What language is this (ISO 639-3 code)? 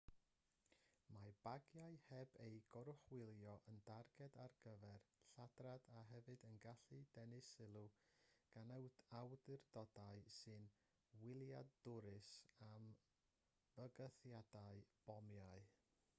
cym